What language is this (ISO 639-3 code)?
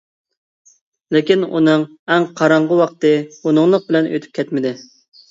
uig